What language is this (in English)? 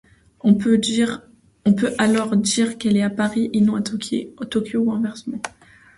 French